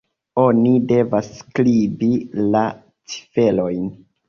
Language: Esperanto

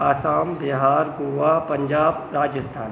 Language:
Sindhi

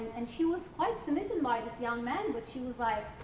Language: English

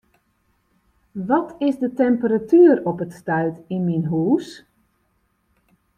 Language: Western Frisian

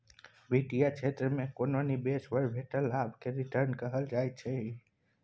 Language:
Maithili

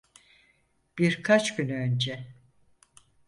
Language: Turkish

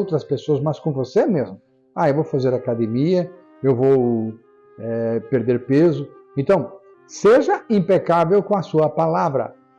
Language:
Portuguese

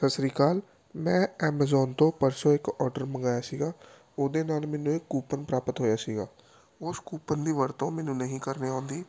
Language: Punjabi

